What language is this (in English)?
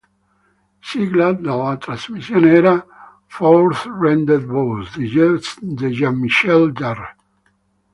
Italian